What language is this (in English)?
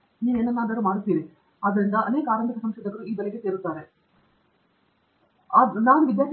Kannada